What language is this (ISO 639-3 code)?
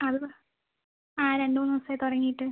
mal